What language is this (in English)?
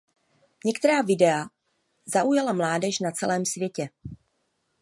Czech